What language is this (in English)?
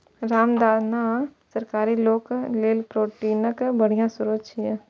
Maithili